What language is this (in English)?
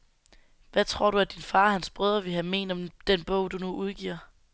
Danish